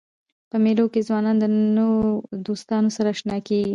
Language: Pashto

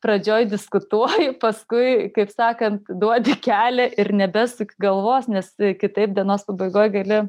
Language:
Lithuanian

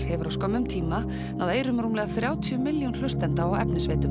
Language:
Icelandic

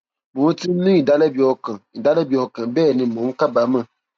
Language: Yoruba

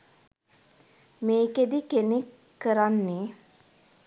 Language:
Sinhala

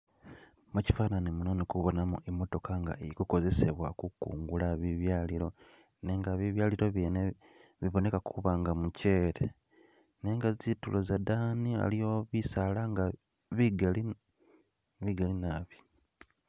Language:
Masaaba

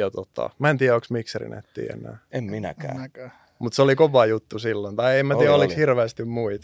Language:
Finnish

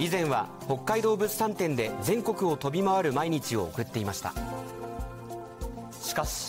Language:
Japanese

